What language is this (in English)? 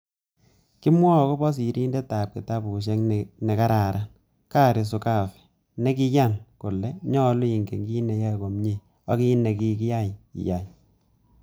Kalenjin